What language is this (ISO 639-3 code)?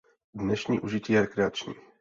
ces